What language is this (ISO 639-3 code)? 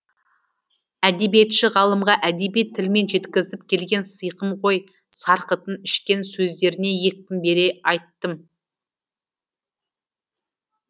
kaz